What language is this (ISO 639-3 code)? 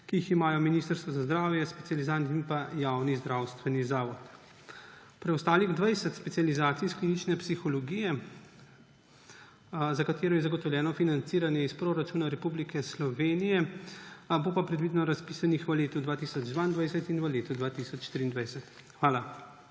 slv